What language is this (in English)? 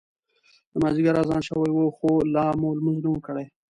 Pashto